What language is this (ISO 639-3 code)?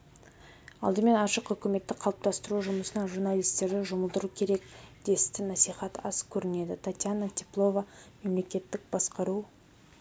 kaz